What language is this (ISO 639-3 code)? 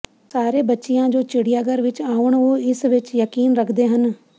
pan